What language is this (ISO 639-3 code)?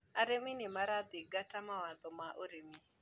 kik